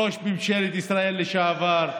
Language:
Hebrew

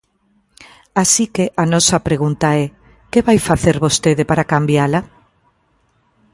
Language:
Galician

